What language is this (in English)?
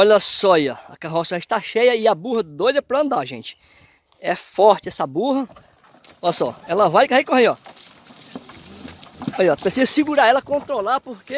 Portuguese